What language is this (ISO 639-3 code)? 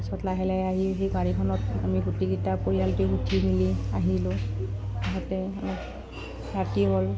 asm